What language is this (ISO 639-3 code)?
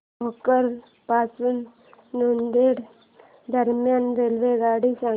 mar